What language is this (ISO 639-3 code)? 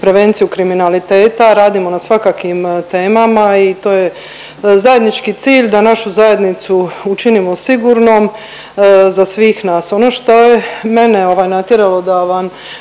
hrv